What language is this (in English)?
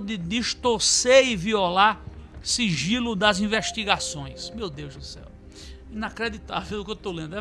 Portuguese